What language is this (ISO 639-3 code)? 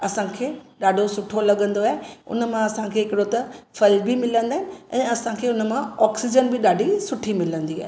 snd